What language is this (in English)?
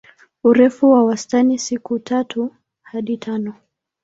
Swahili